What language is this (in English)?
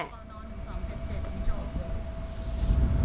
Thai